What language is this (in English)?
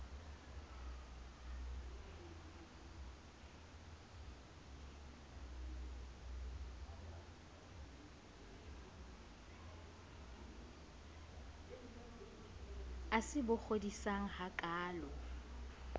Southern Sotho